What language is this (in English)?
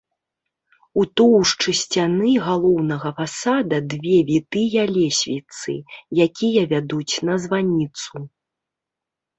Belarusian